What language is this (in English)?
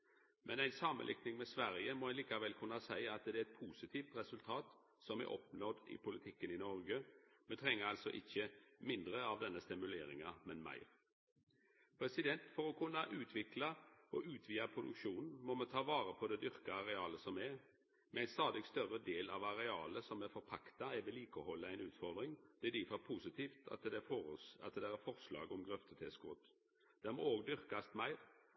Norwegian Nynorsk